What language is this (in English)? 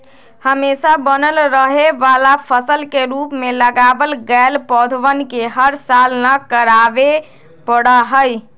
Magahi